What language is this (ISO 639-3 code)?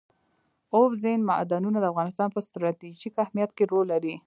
pus